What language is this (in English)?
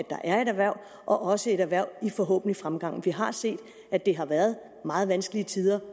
Danish